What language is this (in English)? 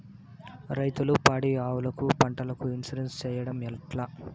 Telugu